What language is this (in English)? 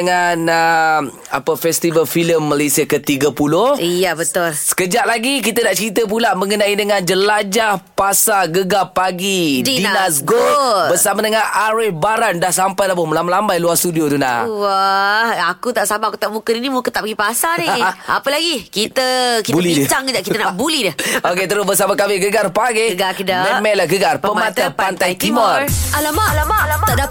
Malay